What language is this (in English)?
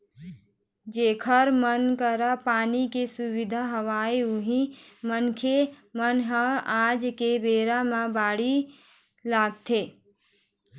Chhattisgarhi